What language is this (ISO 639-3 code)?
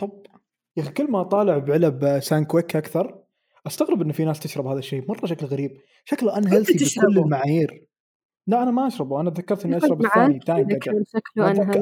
ara